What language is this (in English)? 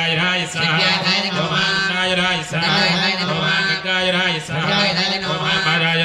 Arabic